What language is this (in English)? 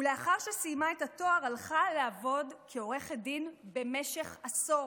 Hebrew